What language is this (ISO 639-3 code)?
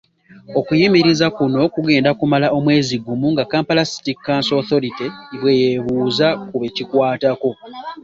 lug